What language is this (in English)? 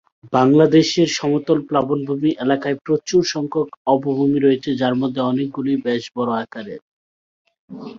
Bangla